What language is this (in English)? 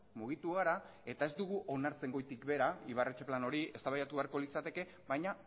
Basque